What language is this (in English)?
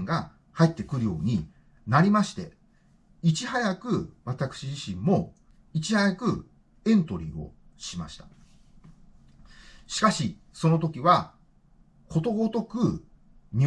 Japanese